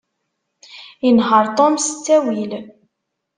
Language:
Kabyle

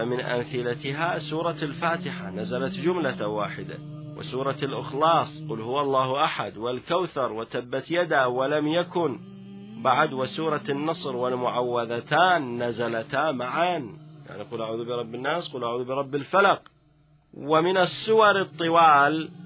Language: Arabic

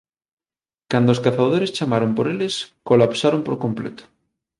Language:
Galician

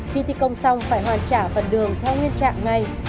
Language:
Vietnamese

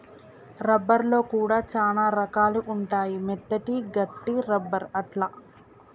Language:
Telugu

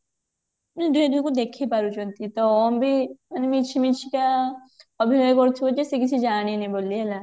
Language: Odia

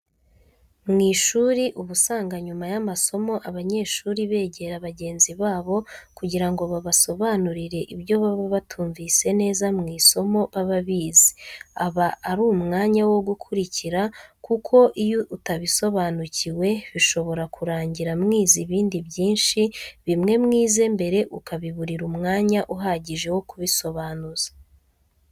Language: Kinyarwanda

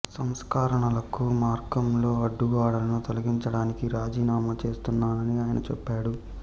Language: Telugu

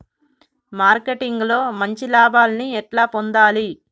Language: Telugu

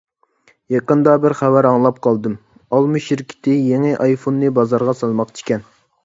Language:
Uyghur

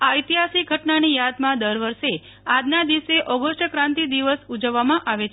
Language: Gujarati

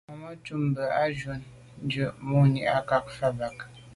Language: Medumba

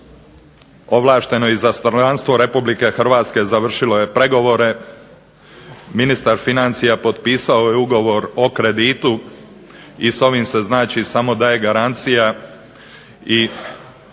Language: Croatian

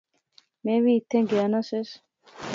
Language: Pahari-Potwari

